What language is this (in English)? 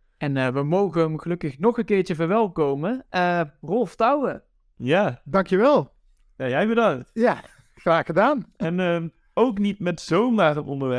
Dutch